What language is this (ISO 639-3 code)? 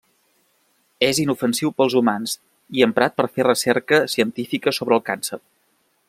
cat